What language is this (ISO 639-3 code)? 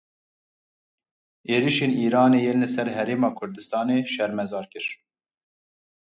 kur